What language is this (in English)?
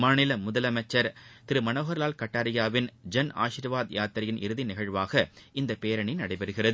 Tamil